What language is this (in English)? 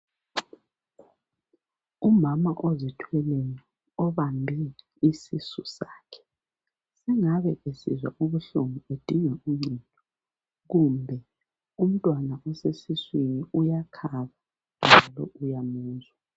North Ndebele